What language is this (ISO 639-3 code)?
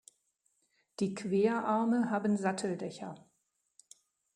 deu